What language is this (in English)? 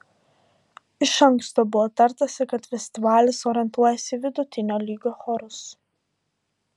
Lithuanian